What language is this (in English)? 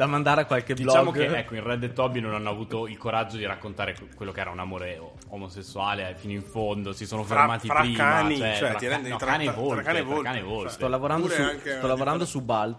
Italian